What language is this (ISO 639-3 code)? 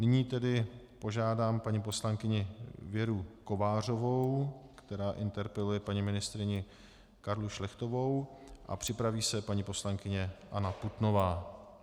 ces